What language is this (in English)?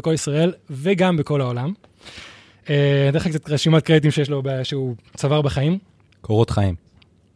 Hebrew